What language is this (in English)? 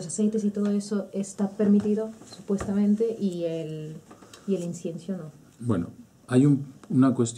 Spanish